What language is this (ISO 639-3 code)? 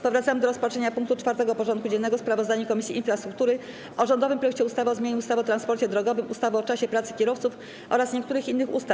pol